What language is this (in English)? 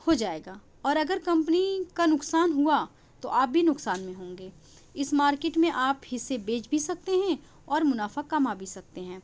Urdu